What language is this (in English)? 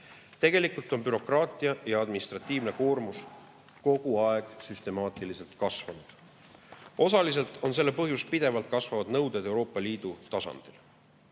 Estonian